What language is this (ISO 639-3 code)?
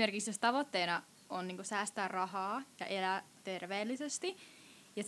fin